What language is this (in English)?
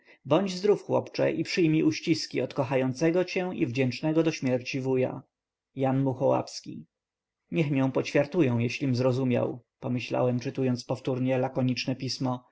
Polish